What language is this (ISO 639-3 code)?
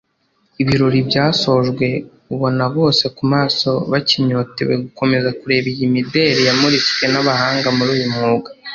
kin